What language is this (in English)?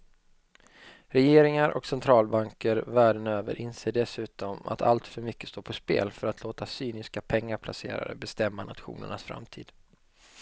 Swedish